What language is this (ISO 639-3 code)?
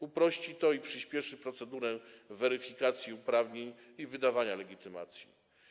pol